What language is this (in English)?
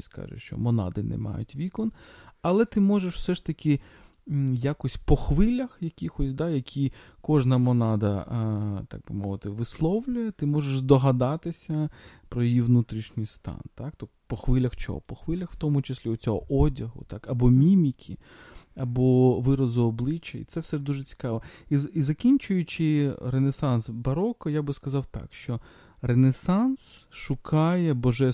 Ukrainian